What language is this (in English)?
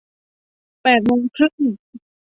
Thai